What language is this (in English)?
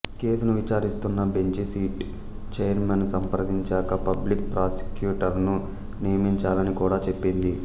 Telugu